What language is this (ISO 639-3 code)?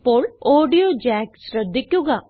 mal